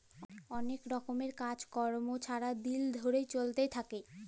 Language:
Bangla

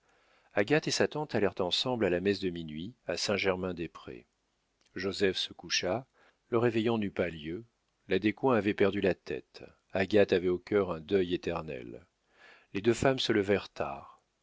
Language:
French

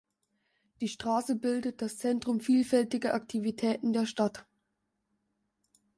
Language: German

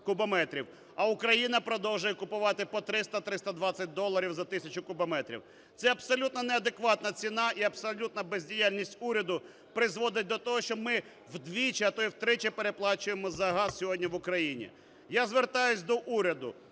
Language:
Ukrainian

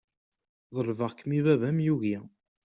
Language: Kabyle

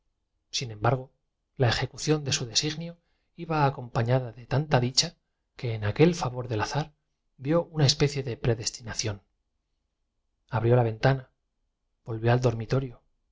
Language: Spanish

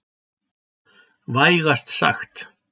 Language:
Icelandic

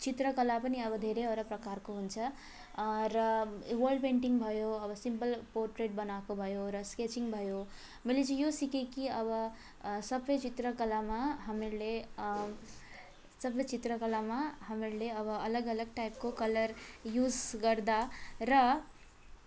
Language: Nepali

